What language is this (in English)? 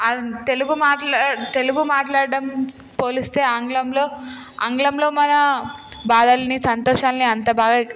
Telugu